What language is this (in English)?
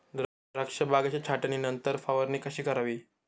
Marathi